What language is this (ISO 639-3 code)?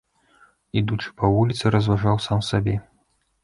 bel